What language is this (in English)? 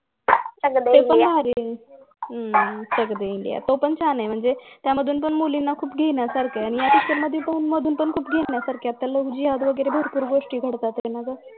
Marathi